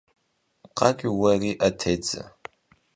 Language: Kabardian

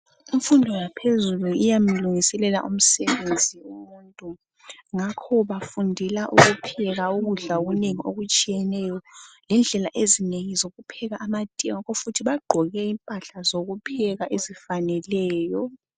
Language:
North Ndebele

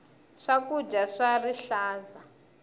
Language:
Tsonga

